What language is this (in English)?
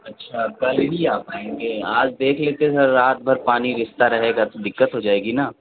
Urdu